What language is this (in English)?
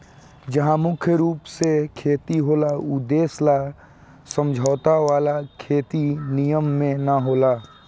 Bhojpuri